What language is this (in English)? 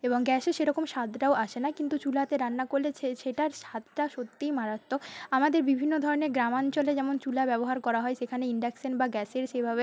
Bangla